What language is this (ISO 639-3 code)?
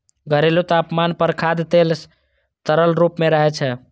mai